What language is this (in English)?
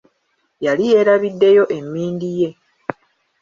Ganda